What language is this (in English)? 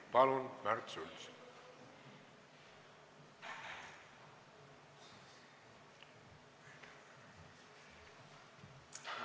Estonian